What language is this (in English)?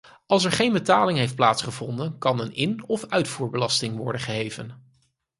Dutch